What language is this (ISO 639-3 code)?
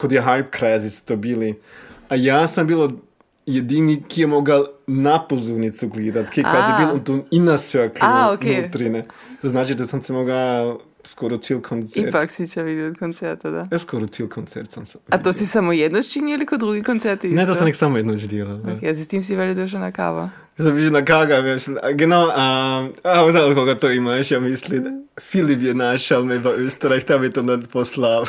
hrv